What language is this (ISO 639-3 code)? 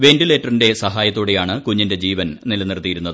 mal